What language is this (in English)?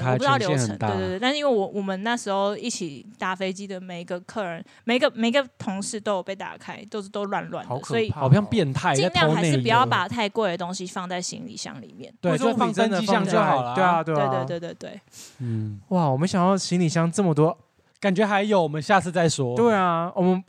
Chinese